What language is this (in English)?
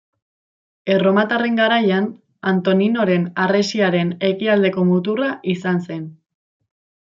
Basque